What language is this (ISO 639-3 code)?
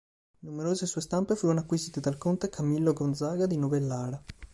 ita